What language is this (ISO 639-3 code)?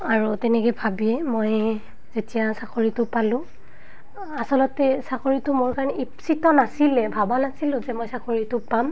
asm